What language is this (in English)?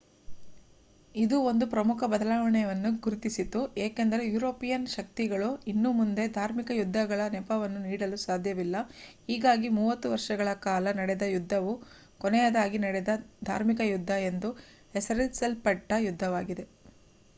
Kannada